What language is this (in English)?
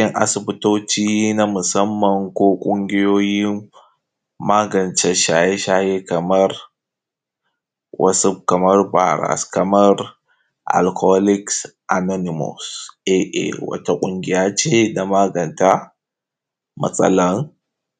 Hausa